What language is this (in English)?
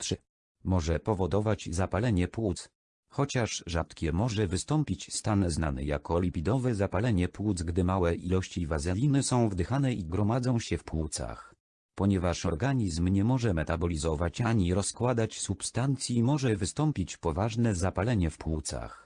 Polish